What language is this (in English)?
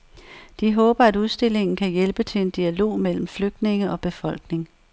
Danish